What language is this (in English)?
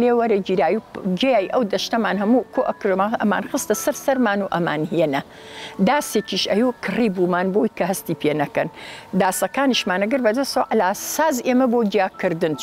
Arabic